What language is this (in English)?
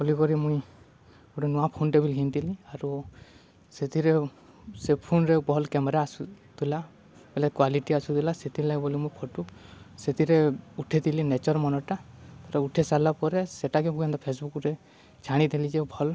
Odia